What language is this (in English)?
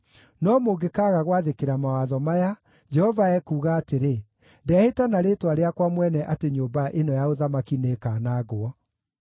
Kikuyu